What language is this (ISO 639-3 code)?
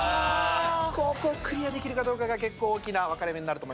jpn